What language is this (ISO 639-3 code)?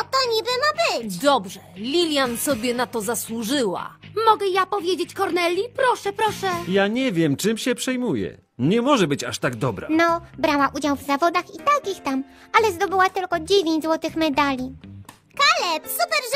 pol